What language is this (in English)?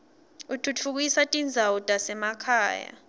Swati